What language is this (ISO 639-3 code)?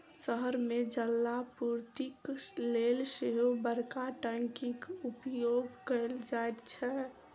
mai